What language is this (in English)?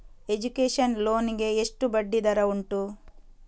Kannada